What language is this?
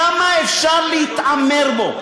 Hebrew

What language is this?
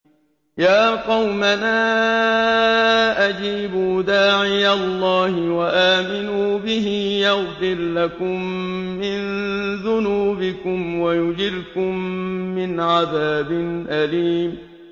Arabic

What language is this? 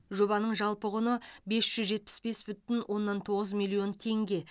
Kazakh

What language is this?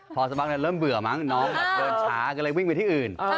Thai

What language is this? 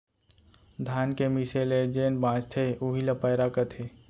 Chhattisgarhi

